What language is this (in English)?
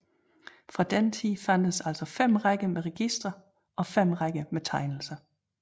Danish